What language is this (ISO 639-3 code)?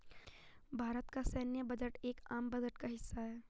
hin